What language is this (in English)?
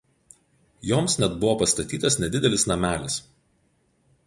Lithuanian